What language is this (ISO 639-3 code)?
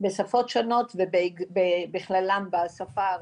heb